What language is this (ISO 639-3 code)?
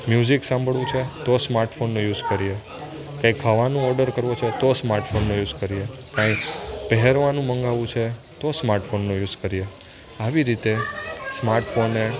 guj